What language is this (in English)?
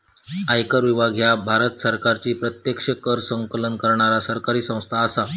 Marathi